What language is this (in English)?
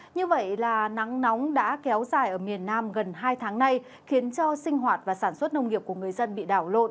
Vietnamese